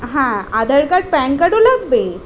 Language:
Bangla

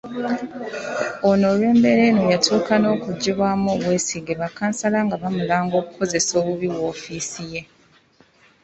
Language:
Ganda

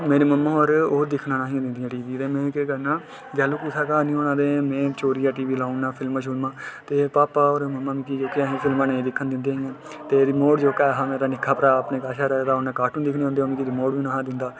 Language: Dogri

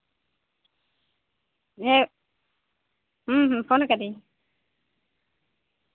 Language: Santali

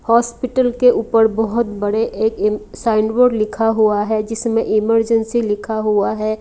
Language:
Hindi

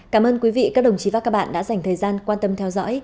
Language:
Vietnamese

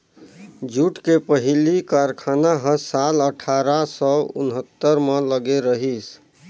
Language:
Chhattisgarhi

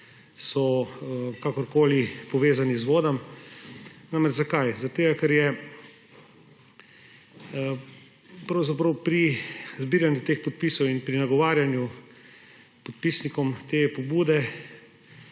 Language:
Slovenian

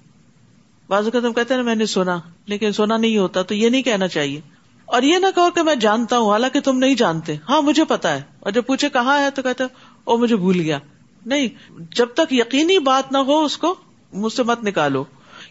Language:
Urdu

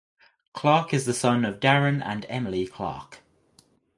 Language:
English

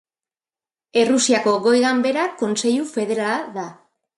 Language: Basque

